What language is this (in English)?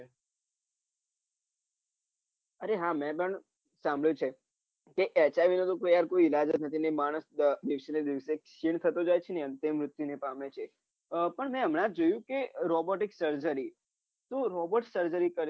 Gujarati